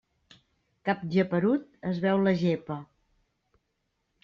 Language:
Catalan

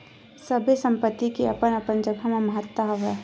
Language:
Chhattisgarhi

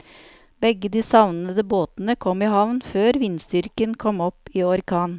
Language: Norwegian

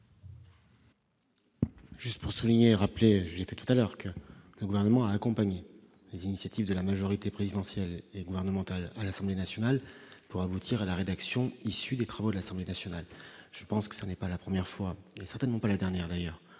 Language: French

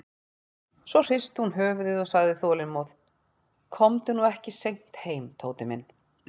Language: Icelandic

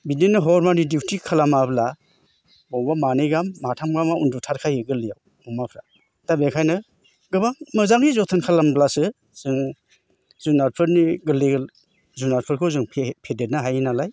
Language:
Bodo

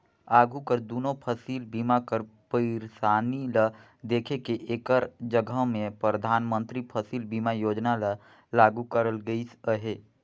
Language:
Chhattisgarhi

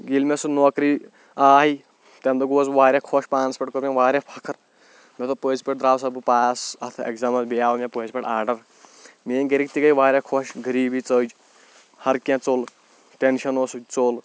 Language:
Kashmiri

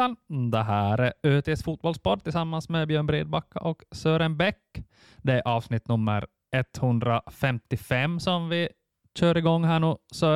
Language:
Swedish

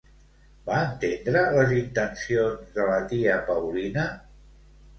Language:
Catalan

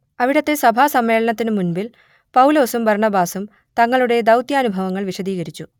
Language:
Malayalam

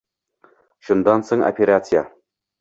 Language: Uzbek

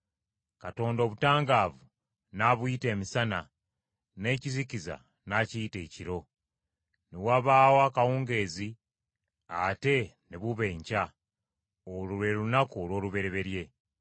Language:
Ganda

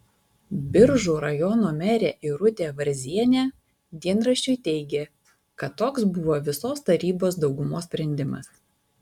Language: Lithuanian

